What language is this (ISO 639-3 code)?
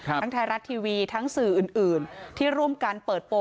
tha